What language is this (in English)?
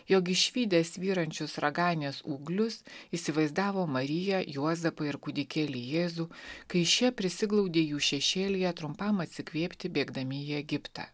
Lithuanian